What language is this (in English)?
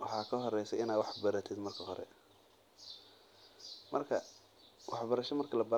Somali